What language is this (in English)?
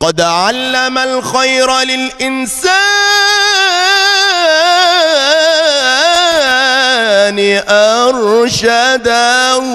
Arabic